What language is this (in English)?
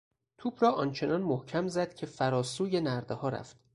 Persian